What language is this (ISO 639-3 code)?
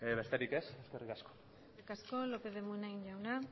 eus